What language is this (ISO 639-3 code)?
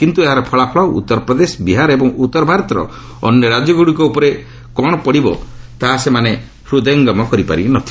ori